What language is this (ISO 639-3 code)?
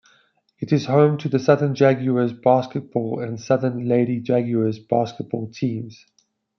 eng